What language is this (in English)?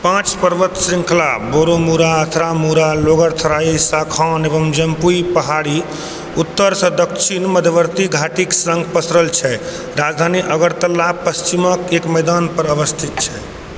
Maithili